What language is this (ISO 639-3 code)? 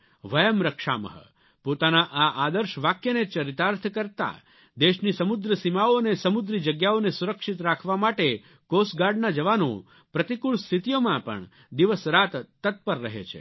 guj